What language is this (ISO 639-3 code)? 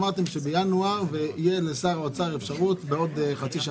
heb